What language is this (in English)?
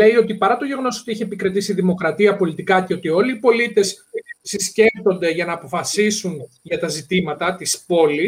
Greek